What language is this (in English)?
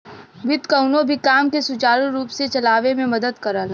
Bhojpuri